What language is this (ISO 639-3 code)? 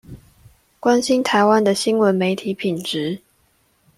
zho